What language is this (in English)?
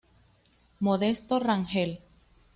Spanish